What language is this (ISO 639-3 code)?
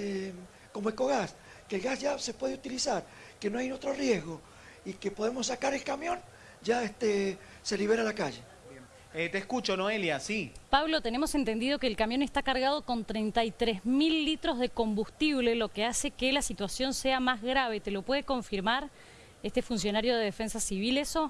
spa